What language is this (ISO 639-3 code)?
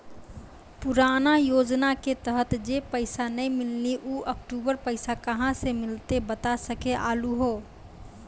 mai